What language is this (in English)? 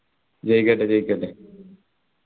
Malayalam